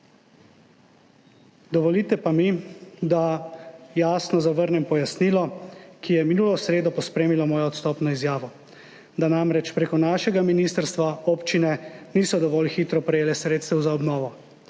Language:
Slovenian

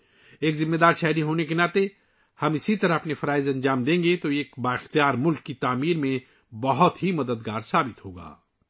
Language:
Urdu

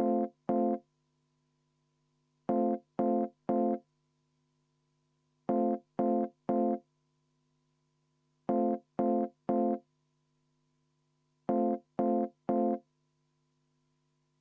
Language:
Estonian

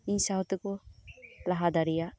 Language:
Santali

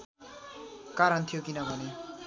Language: Nepali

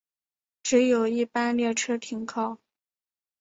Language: Chinese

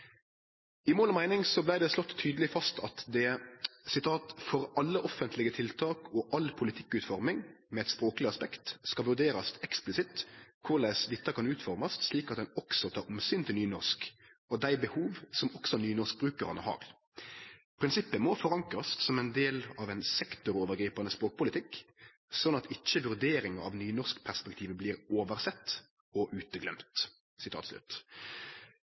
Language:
Norwegian Nynorsk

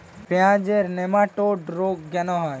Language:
Bangla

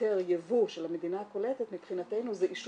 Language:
Hebrew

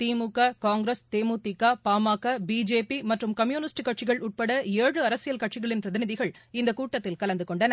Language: Tamil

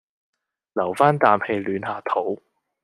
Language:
Cantonese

